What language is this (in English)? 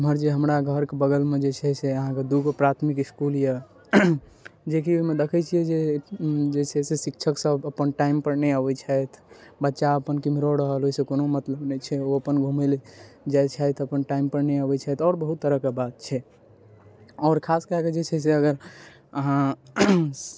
Maithili